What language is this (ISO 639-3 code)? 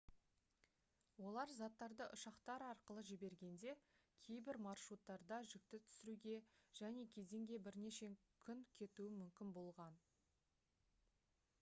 kaz